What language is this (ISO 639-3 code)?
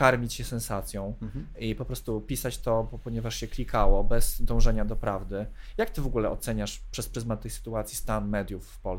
pol